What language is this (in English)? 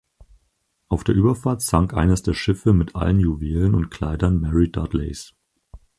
German